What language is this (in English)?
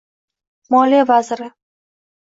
Uzbek